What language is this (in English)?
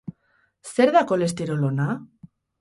Basque